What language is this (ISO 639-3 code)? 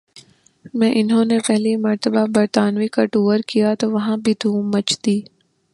urd